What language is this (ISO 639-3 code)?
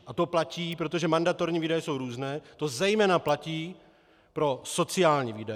ces